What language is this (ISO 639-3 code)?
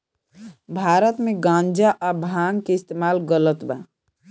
bho